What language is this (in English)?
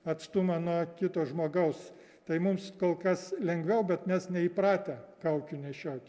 Lithuanian